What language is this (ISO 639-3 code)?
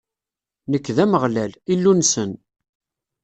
kab